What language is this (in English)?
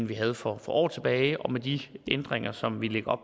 Danish